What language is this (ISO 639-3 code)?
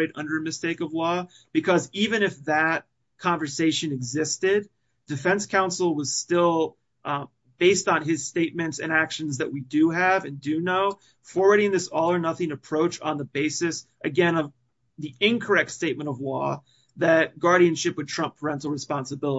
eng